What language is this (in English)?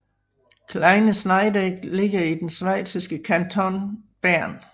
Danish